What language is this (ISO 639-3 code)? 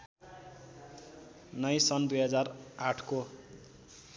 nep